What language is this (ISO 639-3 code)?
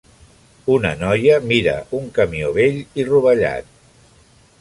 cat